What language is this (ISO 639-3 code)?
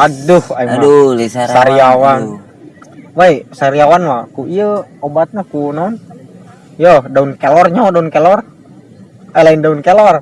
ind